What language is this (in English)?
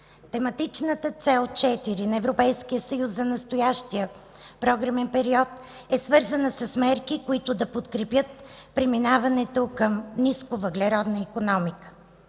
Bulgarian